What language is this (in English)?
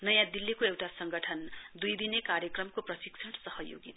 Nepali